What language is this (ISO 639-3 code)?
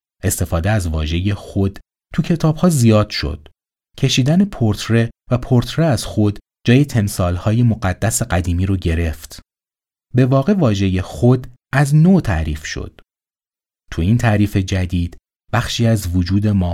fas